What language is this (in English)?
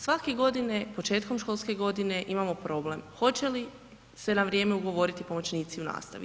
Croatian